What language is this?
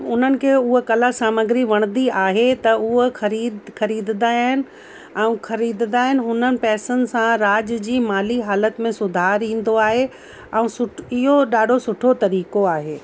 Sindhi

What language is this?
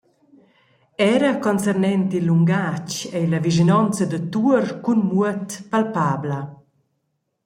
Romansh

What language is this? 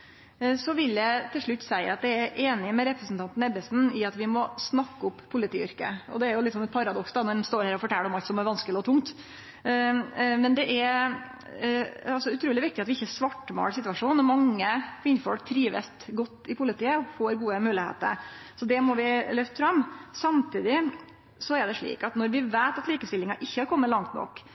Norwegian Nynorsk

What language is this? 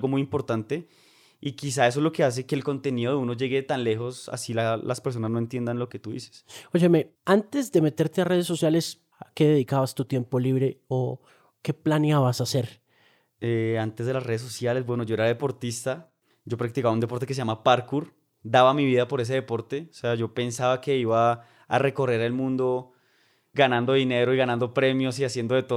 Spanish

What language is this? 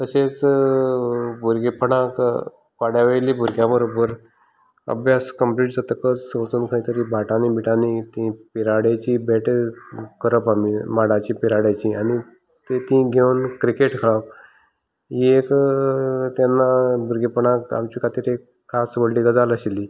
Konkani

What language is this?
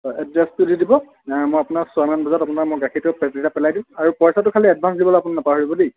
Assamese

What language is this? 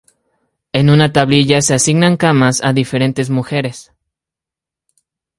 Spanish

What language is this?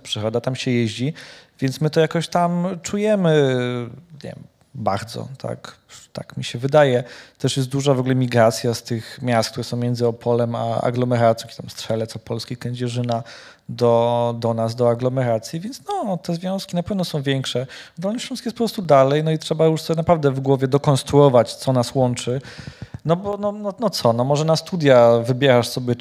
Polish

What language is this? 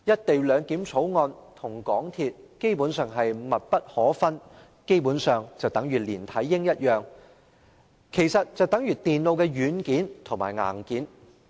Cantonese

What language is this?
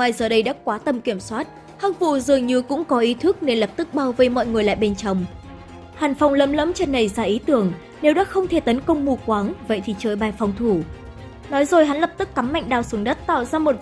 Vietnamese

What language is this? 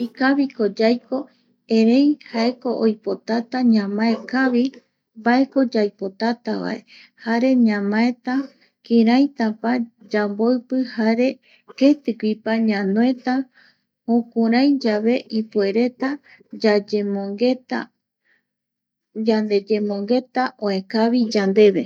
Eastern Bolivian Guaraní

